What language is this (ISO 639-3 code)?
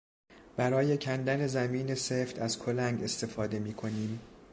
fas